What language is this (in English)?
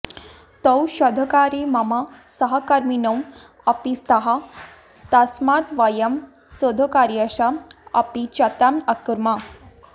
Sanskrit